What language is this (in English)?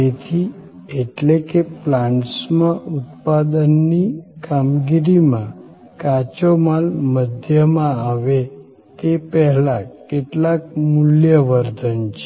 Gujarati